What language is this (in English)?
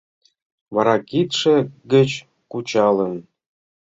Mari